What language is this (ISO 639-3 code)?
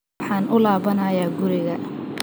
som